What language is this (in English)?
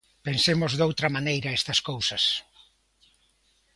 Galician